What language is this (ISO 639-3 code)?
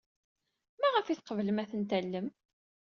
kab